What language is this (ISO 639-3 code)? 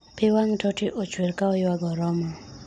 luo